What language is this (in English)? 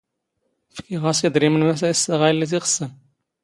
Standard Moroccan Tamazight